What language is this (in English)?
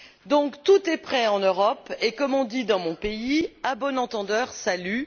French